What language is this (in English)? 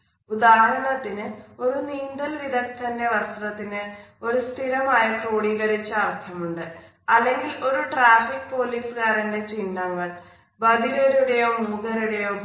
Malayalam